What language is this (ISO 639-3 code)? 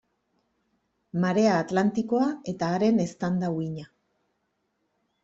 eus